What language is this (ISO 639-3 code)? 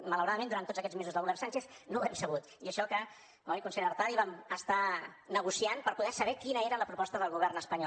cat